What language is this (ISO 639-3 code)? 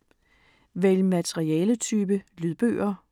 dan